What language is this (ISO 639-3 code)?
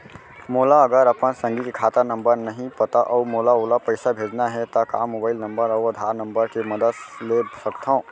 hne